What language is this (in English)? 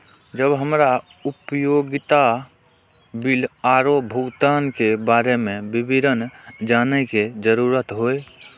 Maithili